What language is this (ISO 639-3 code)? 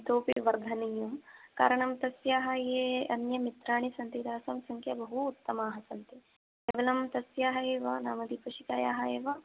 san